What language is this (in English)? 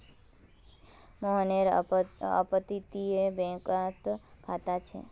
Magahi